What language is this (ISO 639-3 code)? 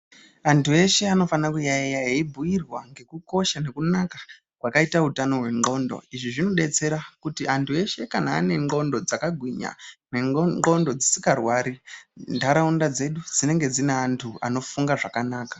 ndc